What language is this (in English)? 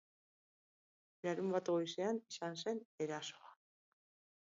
Basque